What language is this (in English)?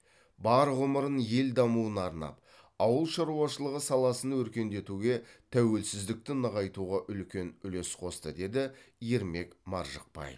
Kazakh